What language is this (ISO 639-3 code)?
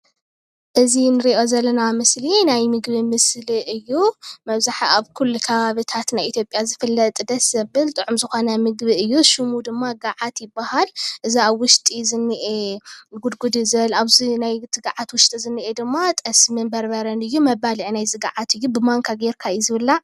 tir